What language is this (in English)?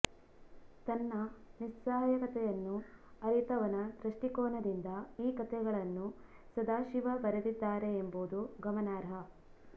Kannada